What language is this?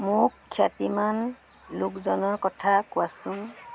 Assamese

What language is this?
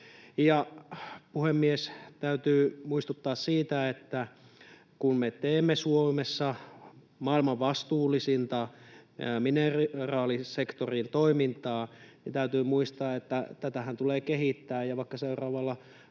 Finnish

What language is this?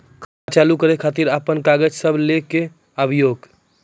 Maithili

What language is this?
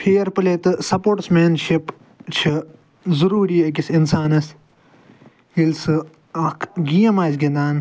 Kashmiri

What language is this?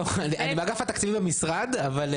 Hebrew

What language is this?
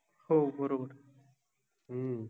Marathi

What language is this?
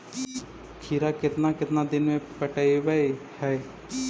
Magahi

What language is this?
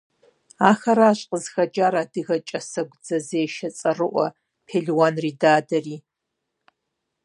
Kabardian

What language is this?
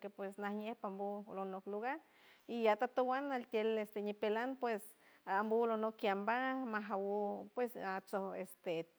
San Francisco Del Mar Huave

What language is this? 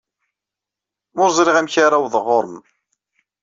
Kabyle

